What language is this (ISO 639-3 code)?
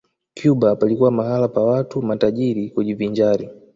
swa